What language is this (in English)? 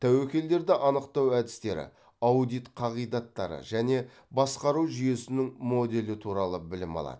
Kazakh